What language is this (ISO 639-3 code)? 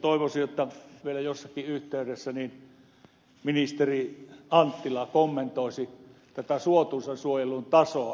fin